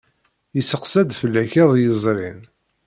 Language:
Kabyle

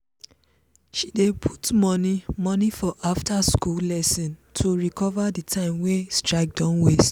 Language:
Nigerian Pidgin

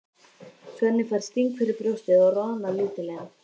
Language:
Icelandic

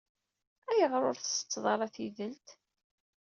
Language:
Kabyle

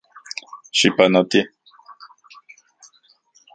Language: Central Puebla Nahuatl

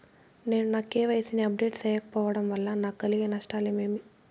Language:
Telugu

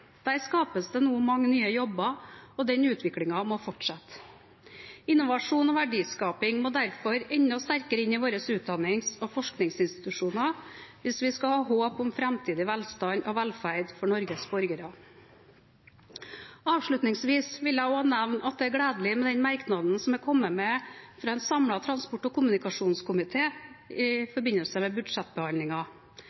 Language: Norwegian Bokmål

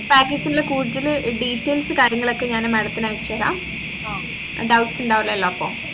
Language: Malayalam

